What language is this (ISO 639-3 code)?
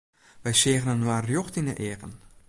fry